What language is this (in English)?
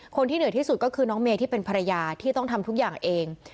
Thai